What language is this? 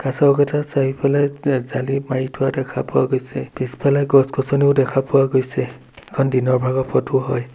Assamese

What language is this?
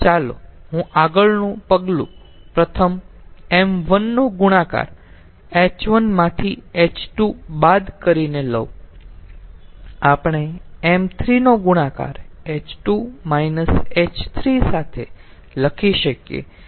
Gujarati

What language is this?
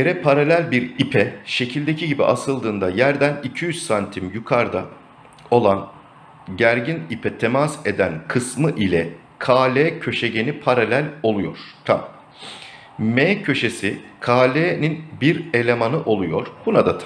Turkish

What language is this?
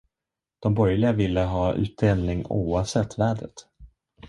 Swedish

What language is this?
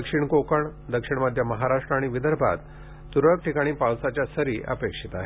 Marathi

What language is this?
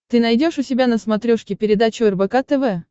Russian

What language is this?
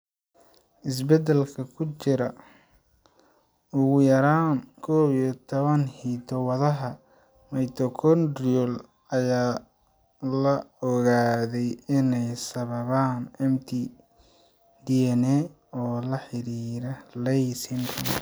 Somali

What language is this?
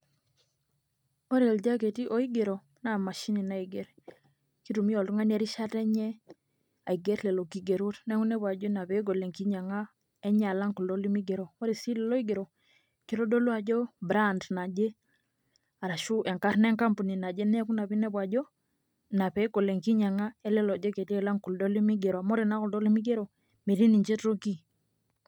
Masai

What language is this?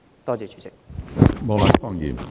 Cantonese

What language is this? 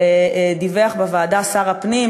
Hebrew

